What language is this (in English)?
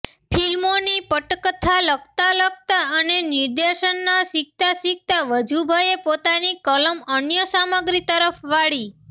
Gujarati